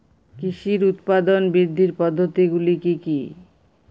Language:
Bangla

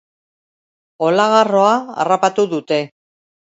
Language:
Basque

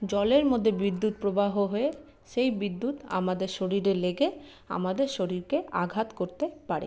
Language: Bangla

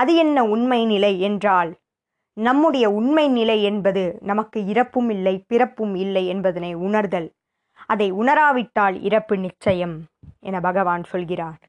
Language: Tamil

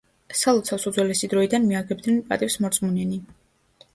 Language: Georgian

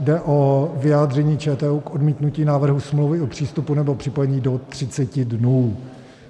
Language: Czech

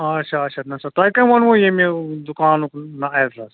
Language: Kashmiri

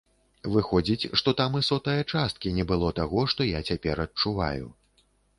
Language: Belarusian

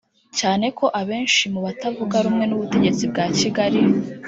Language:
Kinyarwanda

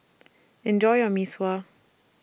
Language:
English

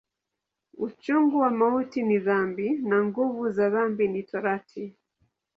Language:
Swahili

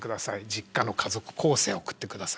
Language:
Japanese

